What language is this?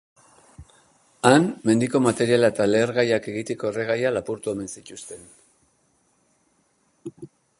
Basque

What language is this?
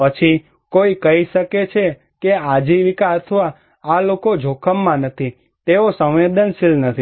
Gujarati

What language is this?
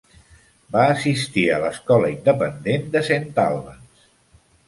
Catalan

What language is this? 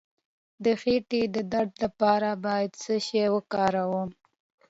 Pashto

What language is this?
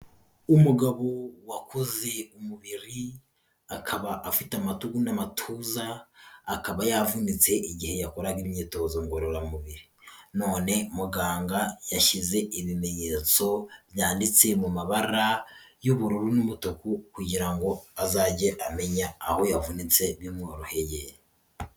Kinyarwanda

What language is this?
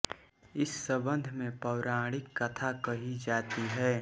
Hindi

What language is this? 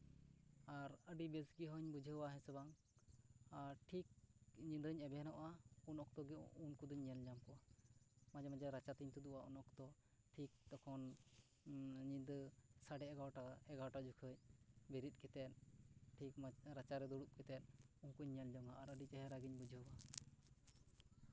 Santali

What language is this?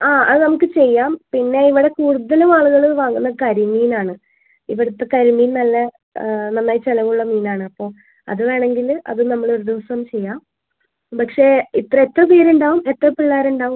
Malayalam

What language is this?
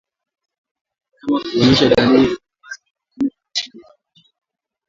Swahili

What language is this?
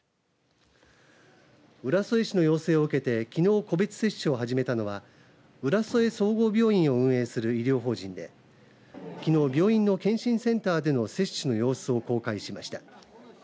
Japanese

